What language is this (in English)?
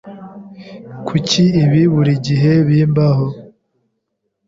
Kinyarwanda